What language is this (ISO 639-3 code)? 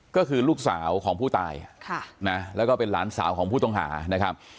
tha